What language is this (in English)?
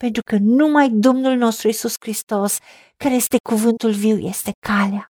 Romanian